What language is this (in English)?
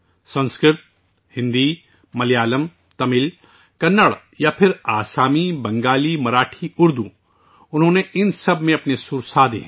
Urdu